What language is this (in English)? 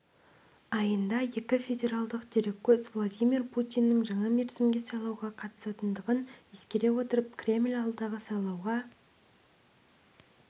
Kazakh